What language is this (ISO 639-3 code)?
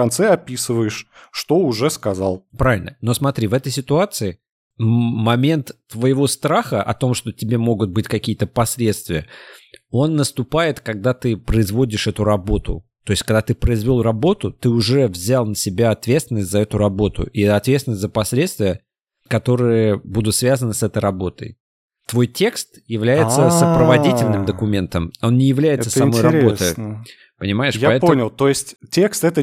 rus